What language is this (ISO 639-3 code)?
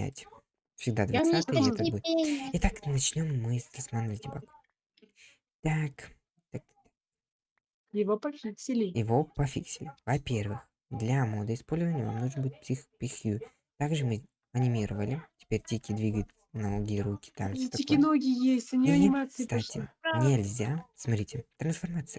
rus